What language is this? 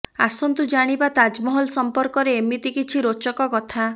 Odia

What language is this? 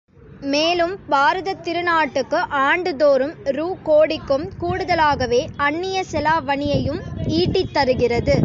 Tamil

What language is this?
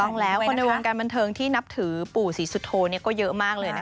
Thai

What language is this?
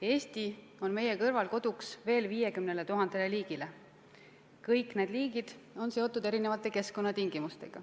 Estonian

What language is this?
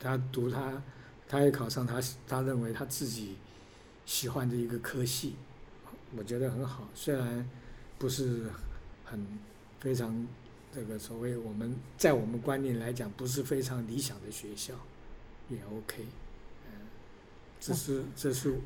Chinese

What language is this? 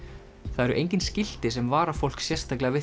Icelandic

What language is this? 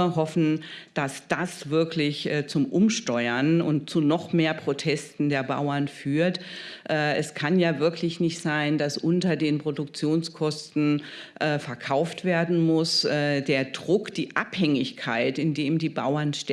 German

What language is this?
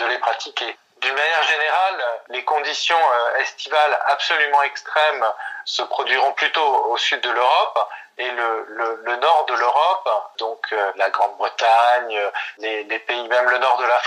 French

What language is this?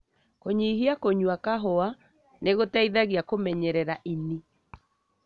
Kikuyu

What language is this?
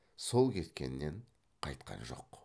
Kazakh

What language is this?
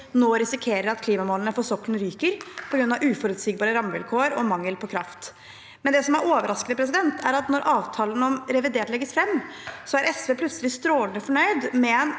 Norwegian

